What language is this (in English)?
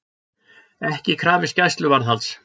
Icelandic